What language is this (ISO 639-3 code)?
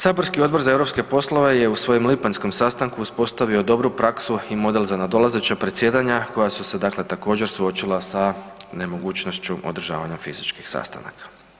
hrv